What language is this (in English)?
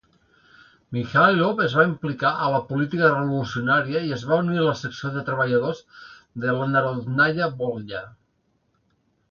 Catalan